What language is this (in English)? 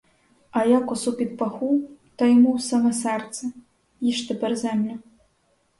Ukrainian